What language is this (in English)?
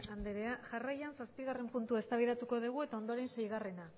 Basque